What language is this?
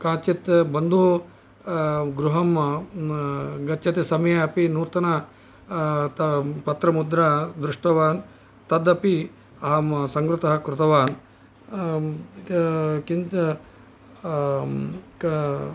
Sanskrit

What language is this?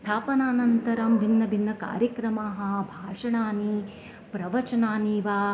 Sanskrit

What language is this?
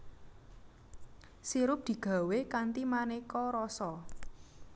Javanese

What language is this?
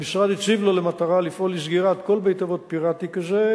Hebrew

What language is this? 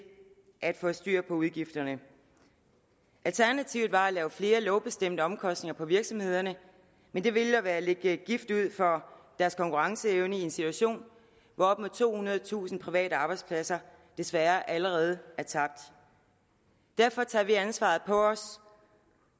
Danish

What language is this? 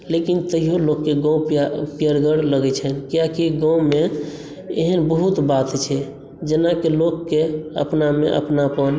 Maithili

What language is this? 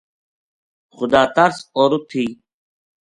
Gujari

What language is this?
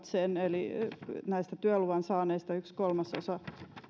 Finnish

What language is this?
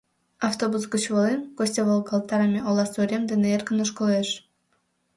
Mari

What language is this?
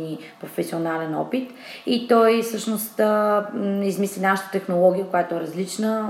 Bulgarian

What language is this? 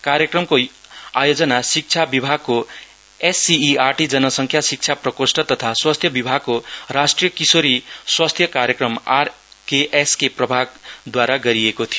Nepali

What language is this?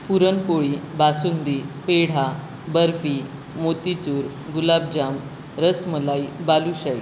Marathi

